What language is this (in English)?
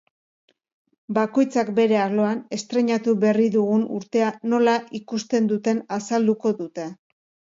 Basque